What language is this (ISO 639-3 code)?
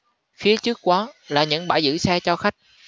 vie